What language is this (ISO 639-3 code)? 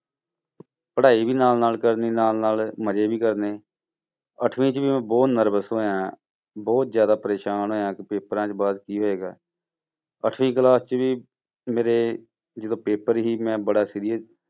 pan